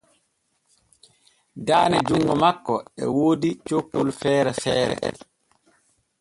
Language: Borgu Fulfulde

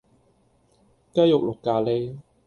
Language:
Cantonese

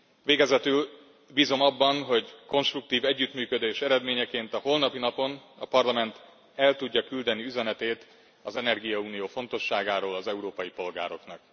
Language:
Hungarian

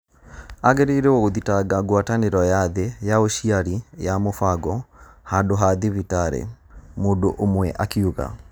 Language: Kikuyu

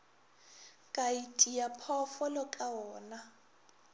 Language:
Northern Sotho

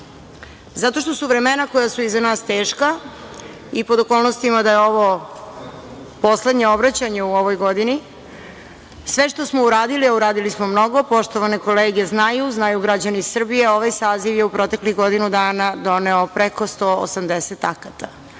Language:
Serbian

